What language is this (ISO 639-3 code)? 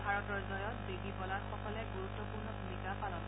asm